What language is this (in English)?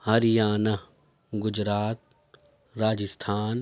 Urdu